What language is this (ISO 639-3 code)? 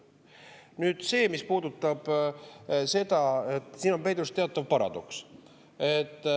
est